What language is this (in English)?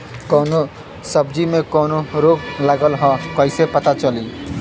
Bhojpuri